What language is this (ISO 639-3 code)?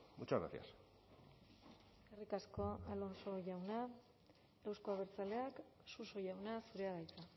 eus